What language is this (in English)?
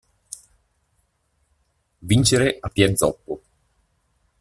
Italian